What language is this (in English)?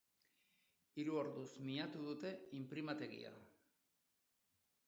Basque